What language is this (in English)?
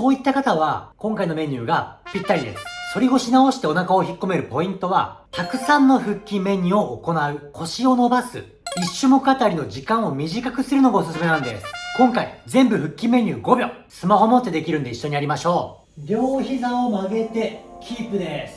Japanese